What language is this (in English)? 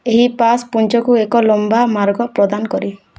Odia